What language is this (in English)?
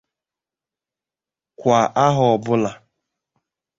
Igbo